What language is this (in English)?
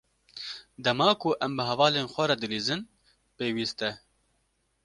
Kurdish